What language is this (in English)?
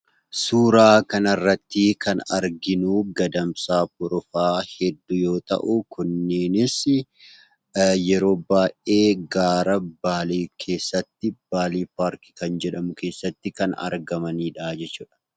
Oromo